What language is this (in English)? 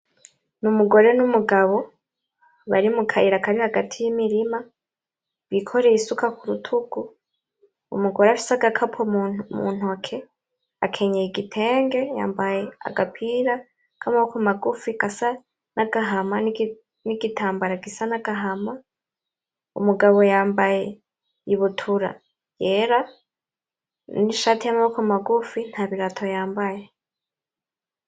Rundi